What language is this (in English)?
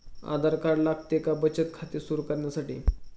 Marathi